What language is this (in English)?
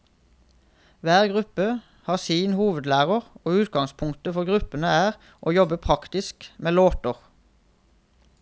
Norwegian